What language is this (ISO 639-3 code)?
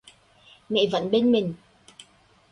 vie